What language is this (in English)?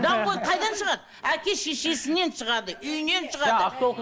Kazakh